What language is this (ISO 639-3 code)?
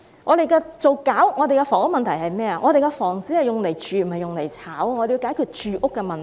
yue